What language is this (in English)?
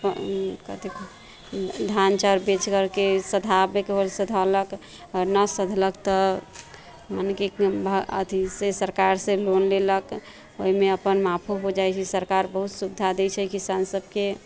Maithili